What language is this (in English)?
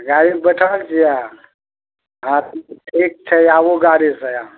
Maithili